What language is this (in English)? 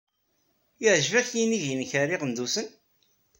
Kabyle